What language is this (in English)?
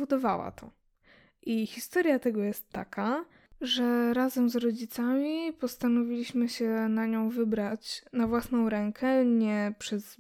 Polish